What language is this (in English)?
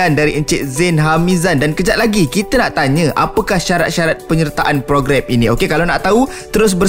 Malay